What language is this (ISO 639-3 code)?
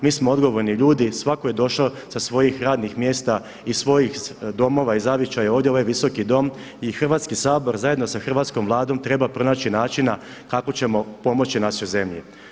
hrv